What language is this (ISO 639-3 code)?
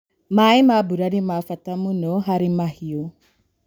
kik